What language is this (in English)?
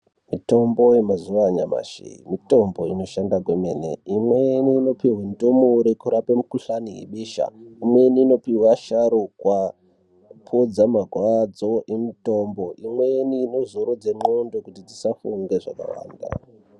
Ndau